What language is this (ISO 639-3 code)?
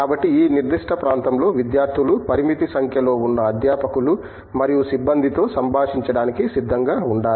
tel